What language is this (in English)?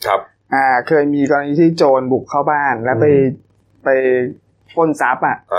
Thai